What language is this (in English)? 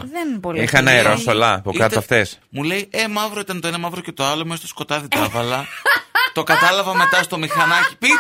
Greek